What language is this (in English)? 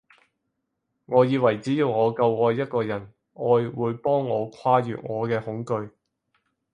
Cantonese